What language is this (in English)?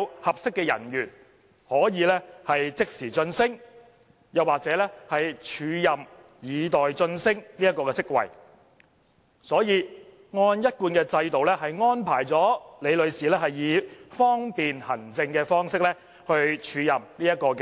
Cantonese